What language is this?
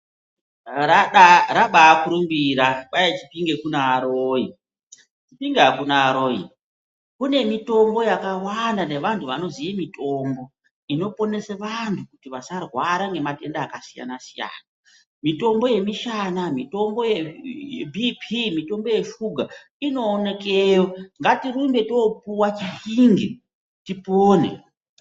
Ndau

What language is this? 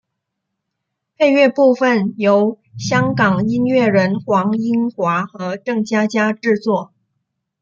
Chinese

